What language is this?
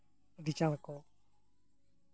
Santali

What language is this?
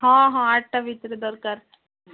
Odia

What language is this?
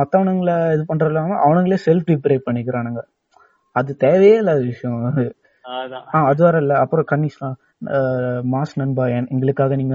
Tamil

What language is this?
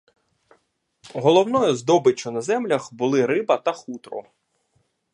Ukrainian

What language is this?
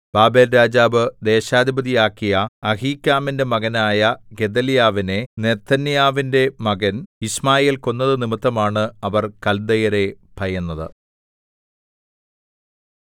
Malayalam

